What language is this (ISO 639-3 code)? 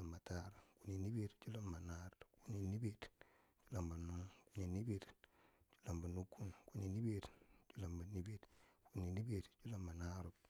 bsj